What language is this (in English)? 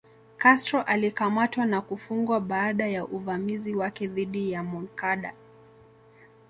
Swahili